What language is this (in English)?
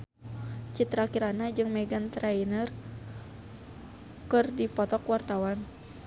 Sundanese